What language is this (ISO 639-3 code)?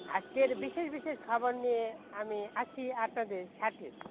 ben